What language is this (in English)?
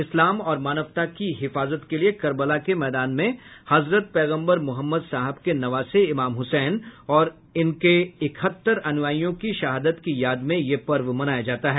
Hindi